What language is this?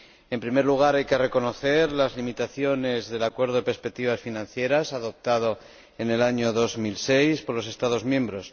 Spanish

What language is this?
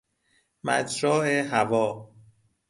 Persian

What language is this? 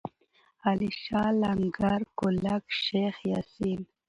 Pashto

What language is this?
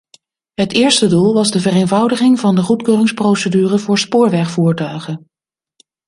Dutch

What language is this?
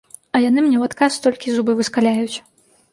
Belarusian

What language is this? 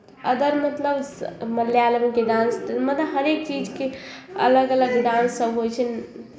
Maithili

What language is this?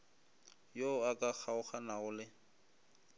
Northern Sotho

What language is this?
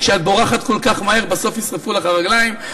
Hebrew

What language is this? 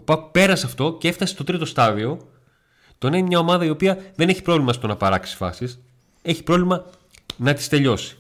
Greek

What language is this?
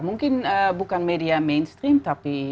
Indonesian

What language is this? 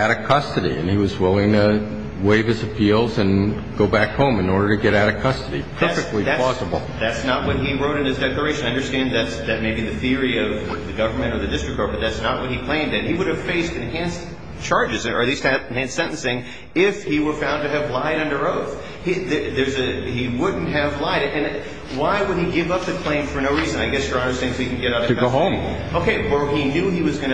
English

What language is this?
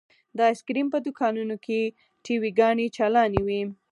Pashto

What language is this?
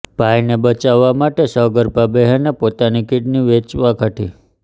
Gujarati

